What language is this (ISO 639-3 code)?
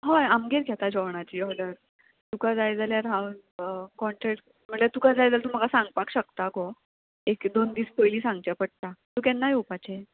kok